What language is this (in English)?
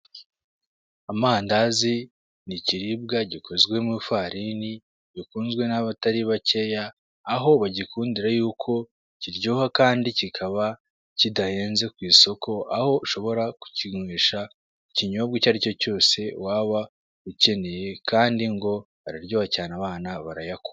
Kinyarwanda